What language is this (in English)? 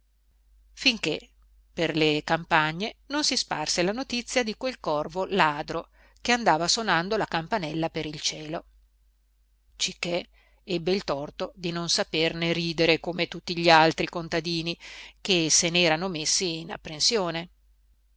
Italian